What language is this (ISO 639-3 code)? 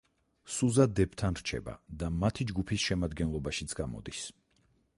kat